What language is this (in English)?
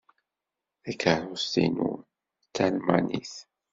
Kabyle